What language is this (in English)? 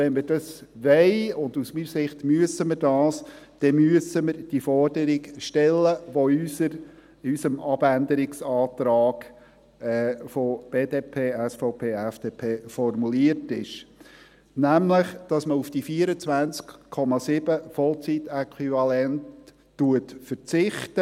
Swiss German